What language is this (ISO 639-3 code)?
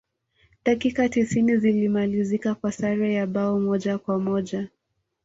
swa